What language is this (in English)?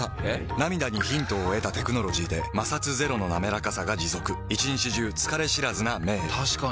Japanese